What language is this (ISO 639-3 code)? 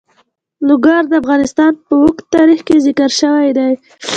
pus